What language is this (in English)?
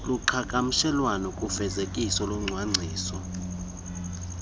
Xhosa